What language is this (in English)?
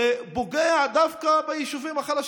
Hebrew